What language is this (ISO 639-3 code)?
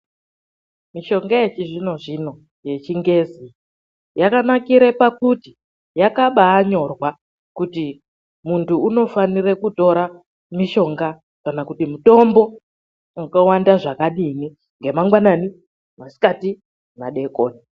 ndc